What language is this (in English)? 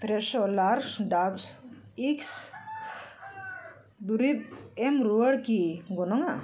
Santali